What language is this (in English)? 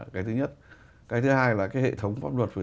Vietnamese